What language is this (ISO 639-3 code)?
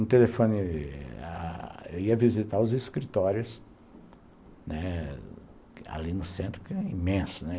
por